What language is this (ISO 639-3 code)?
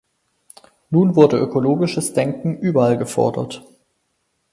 deu